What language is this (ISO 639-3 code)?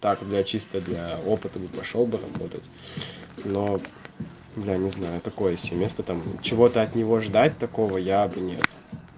rus